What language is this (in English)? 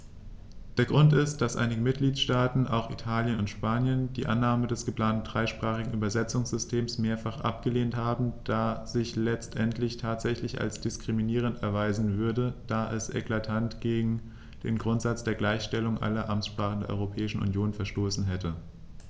German